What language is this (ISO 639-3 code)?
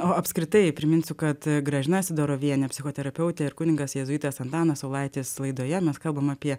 lit